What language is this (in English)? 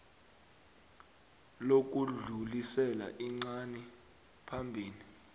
South Ndebele